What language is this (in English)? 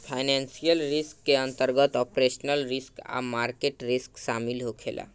Bhojpuri